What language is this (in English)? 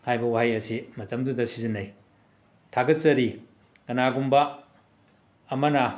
Manipuri